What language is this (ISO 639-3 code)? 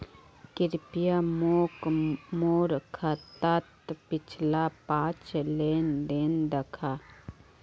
mag